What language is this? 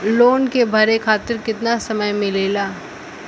Bhojpuri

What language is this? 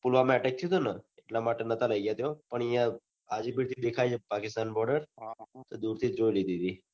Gujarati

